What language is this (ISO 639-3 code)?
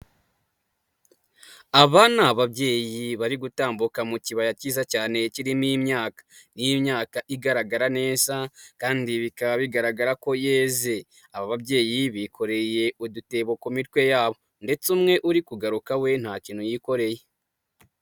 kin